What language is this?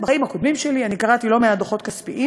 Hebrew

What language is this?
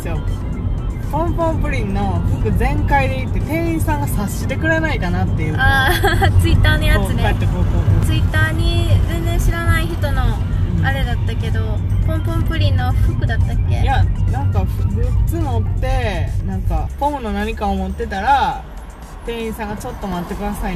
Japanese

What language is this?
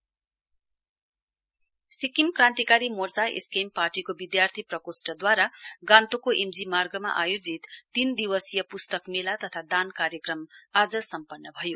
Nepali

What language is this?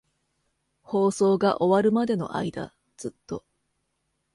Japanese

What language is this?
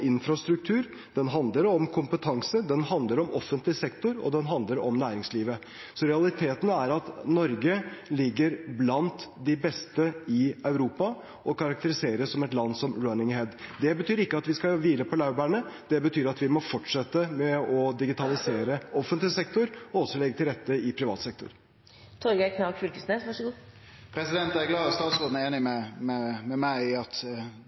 Norwegian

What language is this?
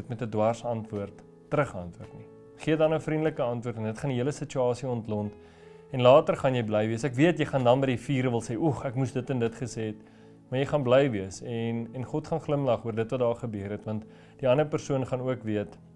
Dutch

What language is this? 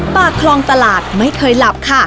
Thai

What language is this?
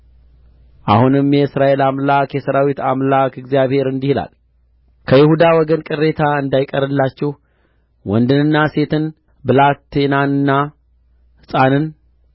Amharic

